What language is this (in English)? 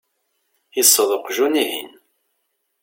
Kabyle